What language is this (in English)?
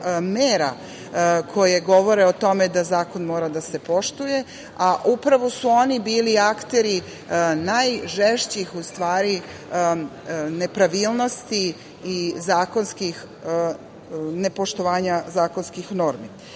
Serbian